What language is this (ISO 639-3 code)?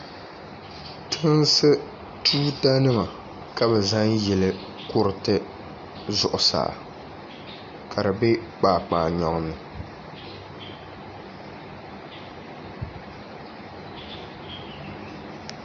dag